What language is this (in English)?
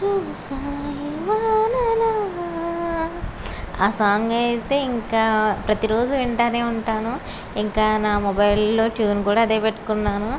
Telugu